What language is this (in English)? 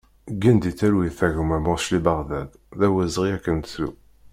Kabyle